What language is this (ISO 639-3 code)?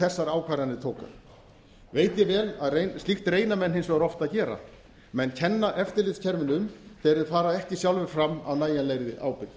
isl